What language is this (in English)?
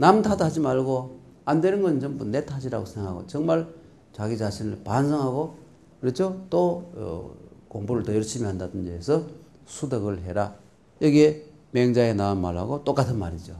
Korean